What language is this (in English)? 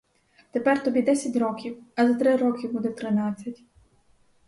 Ukrainian